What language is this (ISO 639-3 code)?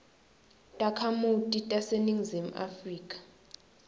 ssw